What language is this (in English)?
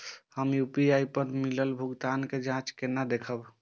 Maithili